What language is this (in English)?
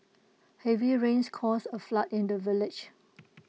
English